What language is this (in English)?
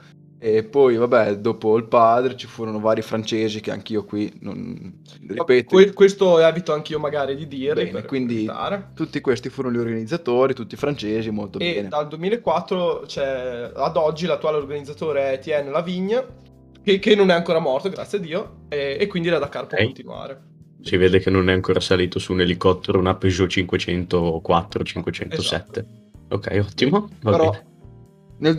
Italian